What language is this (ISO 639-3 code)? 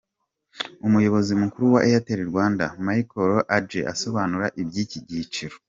kin